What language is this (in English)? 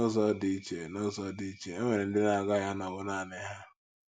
Igbo